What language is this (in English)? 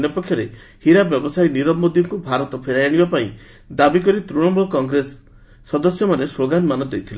Odia